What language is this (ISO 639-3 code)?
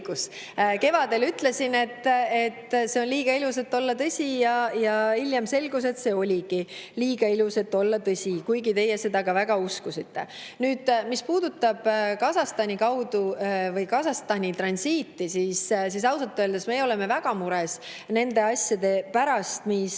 est